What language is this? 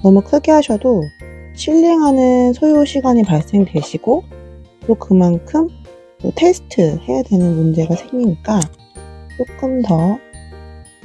Korean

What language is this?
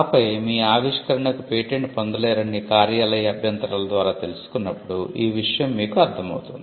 Telugu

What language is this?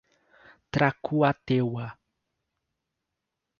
Portuguese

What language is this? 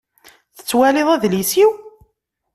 Kabyle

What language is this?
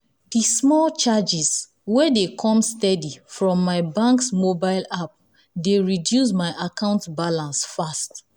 Nigerian Pidgin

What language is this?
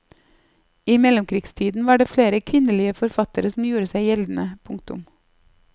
Norwegian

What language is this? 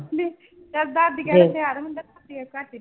Punjabi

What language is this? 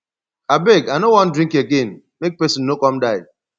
Nigerian Pidgin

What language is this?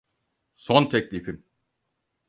Turkish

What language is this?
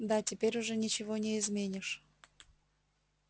Russian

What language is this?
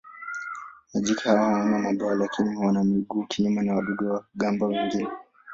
Swahili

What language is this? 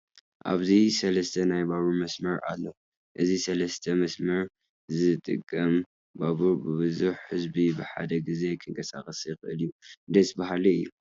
Tigrinya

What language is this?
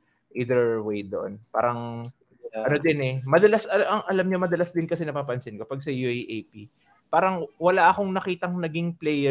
Filipino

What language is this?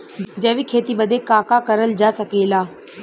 Bhojpuri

